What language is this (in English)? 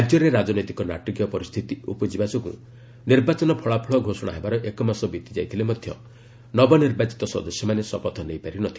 Odia